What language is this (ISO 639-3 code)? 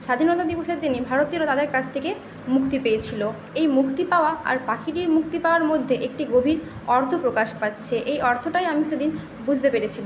ben